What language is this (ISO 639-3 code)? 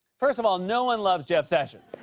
eng